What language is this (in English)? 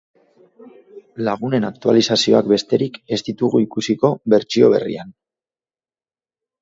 Basque